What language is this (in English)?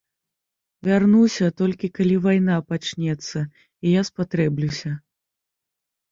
Belarusian